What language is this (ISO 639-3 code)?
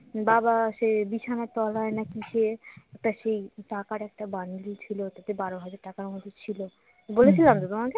ben